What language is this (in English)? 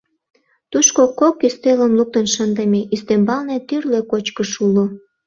Mari